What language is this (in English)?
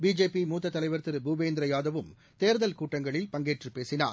Tamil